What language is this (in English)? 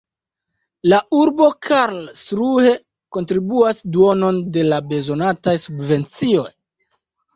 Esperanto